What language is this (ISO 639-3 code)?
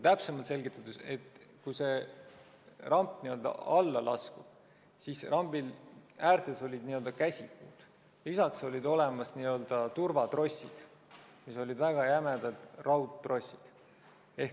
est